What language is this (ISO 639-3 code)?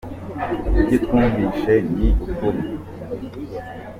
kin